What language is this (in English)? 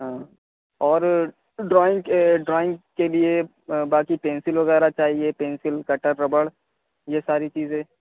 Urdu